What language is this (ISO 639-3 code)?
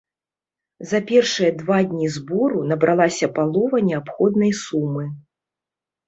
bel